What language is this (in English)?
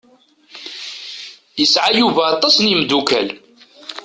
Kabyle